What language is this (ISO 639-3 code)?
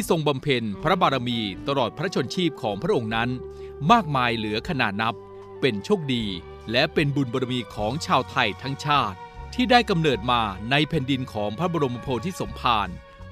tha